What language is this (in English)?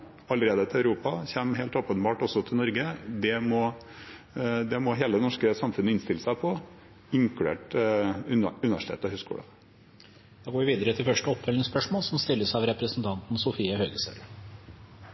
Norwegian